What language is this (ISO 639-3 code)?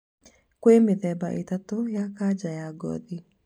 kik